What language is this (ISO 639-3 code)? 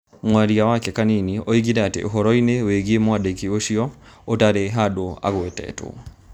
kik